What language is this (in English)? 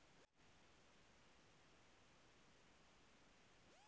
Bhojpuri